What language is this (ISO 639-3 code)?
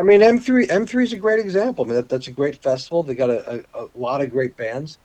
eng